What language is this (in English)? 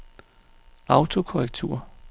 Danish